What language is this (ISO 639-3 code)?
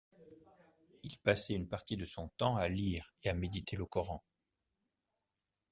fra